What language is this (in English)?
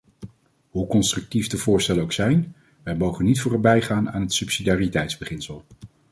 Dutch